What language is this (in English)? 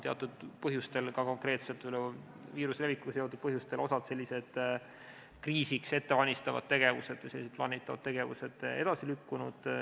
Estonian